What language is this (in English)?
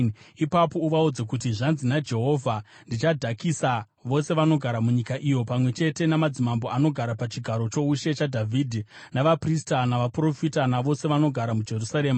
Shona